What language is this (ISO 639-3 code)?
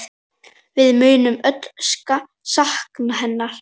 isl